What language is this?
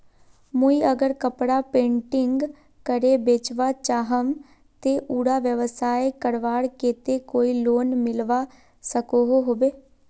Magahi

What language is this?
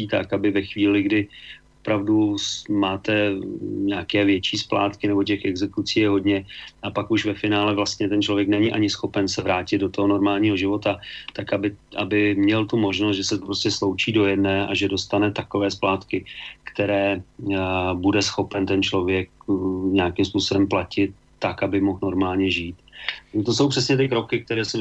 Czech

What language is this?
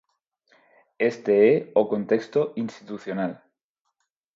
Galician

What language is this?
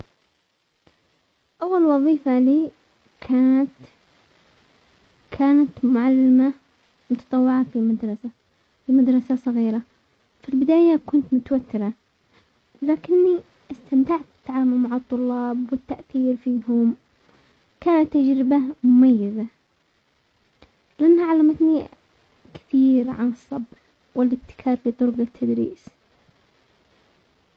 Omani Arabic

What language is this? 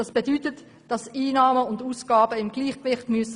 Swiss German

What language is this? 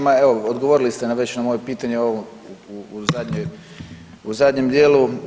Croatian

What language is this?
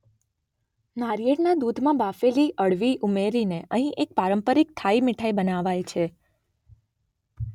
Gujarati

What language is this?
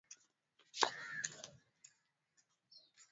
Swahili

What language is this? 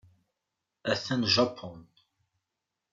Kabyle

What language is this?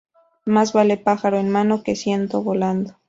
Spanish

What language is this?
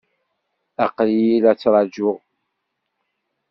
Kabyle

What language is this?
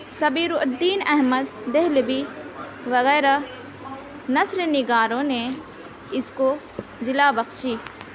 Urdu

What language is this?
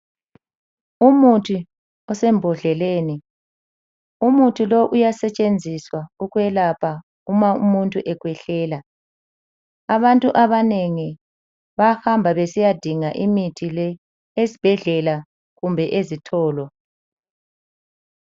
North Ndebele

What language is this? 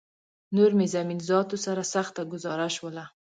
Pashto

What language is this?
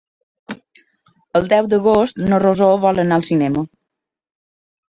Catalan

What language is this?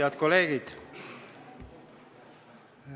Estonian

